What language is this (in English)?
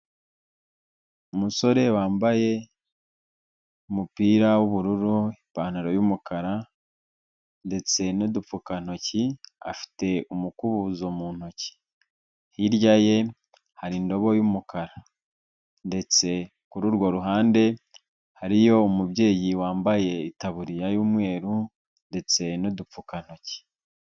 Kinyarwanda